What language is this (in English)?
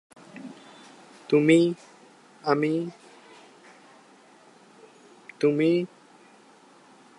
Bangla